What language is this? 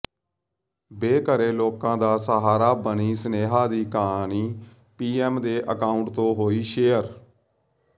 Punjabi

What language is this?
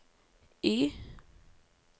Norwegian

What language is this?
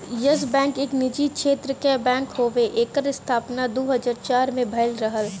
Bhojpuri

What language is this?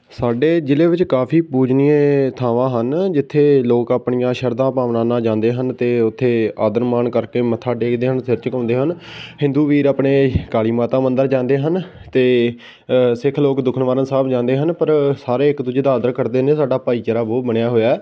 Punjabi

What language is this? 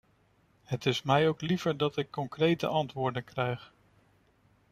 Dutch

